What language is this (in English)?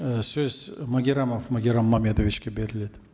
Kazakh